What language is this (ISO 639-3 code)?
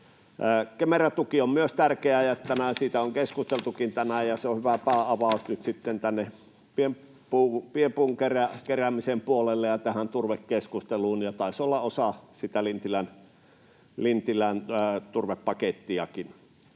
fin